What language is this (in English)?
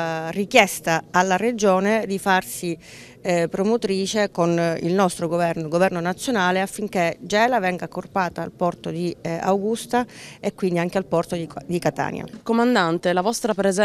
Italian